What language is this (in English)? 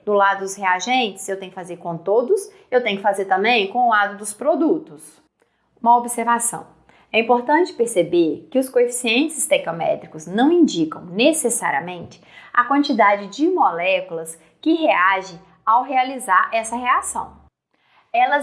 Portuguese